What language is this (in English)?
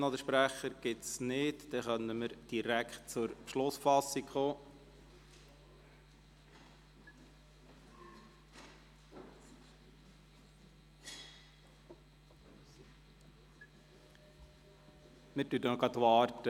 Swiss German